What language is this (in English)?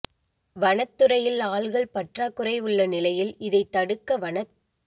Tamil